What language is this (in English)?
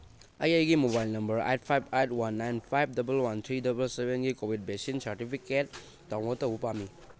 Manipuri